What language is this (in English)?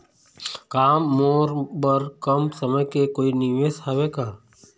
Chhattisgarhi